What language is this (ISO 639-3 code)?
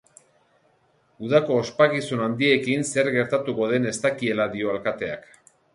eus